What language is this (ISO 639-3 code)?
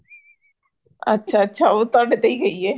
pan